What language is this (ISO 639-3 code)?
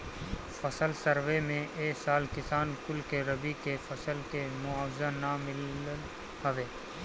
bho